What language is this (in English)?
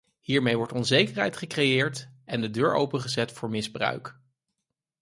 Dutch